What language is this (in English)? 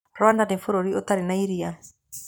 Kikuyu